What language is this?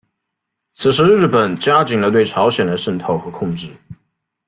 Chinese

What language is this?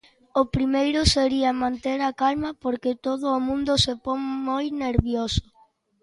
Galician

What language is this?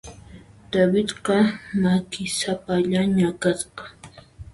Puno Quechua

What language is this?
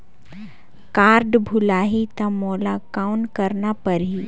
Chhattisgarhi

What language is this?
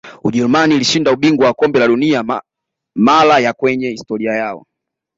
Swahili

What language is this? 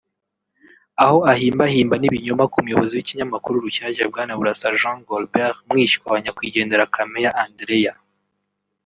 Kinyarwanda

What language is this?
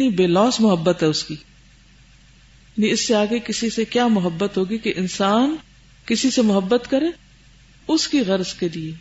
Urdu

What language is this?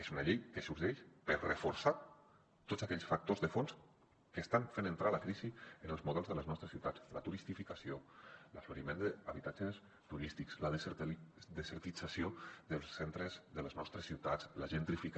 Catalan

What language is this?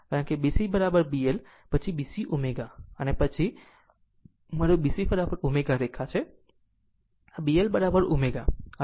Gujarati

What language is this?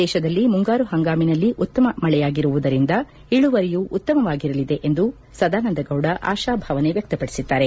Kannada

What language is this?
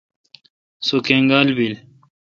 Kalkoti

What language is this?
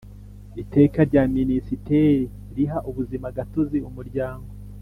Kinyarwanda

